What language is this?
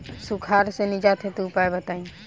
Bhojpuri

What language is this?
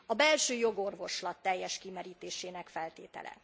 Hungarian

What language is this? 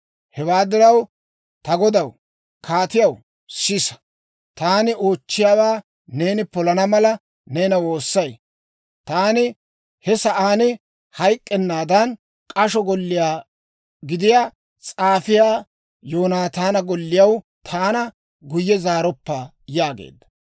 Dawro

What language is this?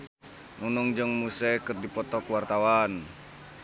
Sundanese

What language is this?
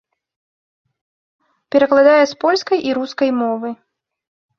Belarusian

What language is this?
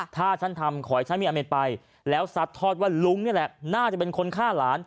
Thai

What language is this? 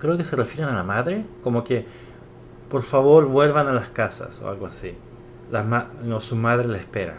Spanish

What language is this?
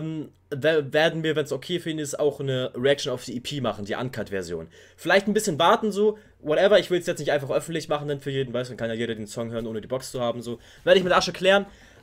German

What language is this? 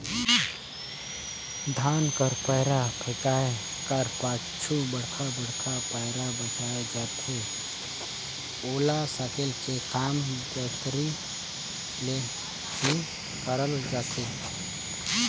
Chhattisgarhi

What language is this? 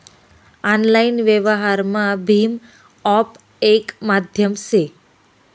Marathi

